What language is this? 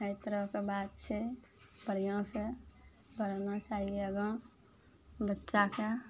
Maithili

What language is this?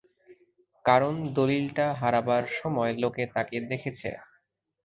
Bangla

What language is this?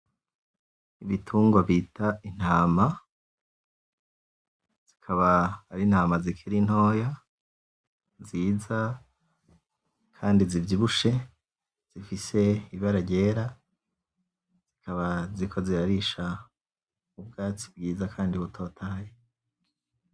Rundi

